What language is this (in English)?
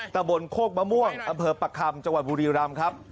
Thai